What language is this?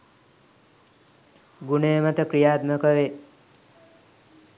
Sinhala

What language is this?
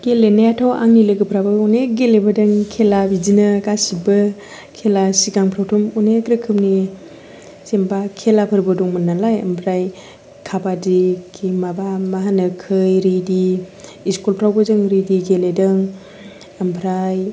Bodo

